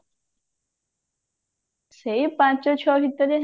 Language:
Odia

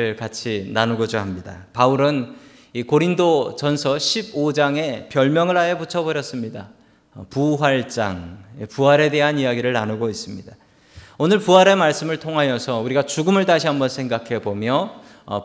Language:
Korean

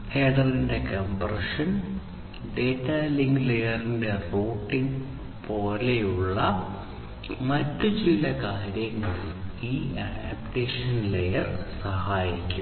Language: Malayalam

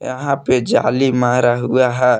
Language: Hindi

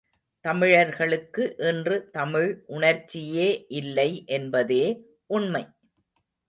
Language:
Tamil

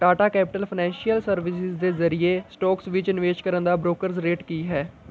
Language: Punjabi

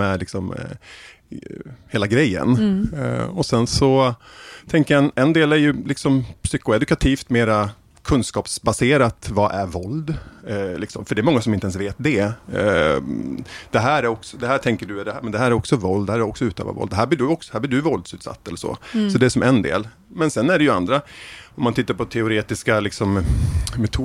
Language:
Swedish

